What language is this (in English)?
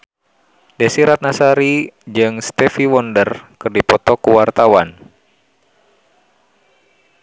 Sundanese